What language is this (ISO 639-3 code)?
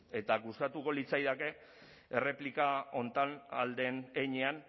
eus